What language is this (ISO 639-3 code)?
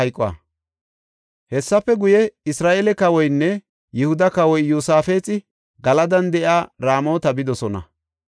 gof